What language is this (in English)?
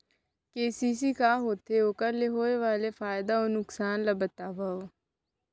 Chhattisgarhi